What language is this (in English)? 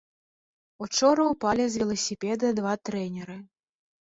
Belarusian